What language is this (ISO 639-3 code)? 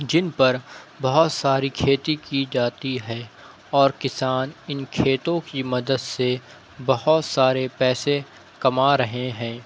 urd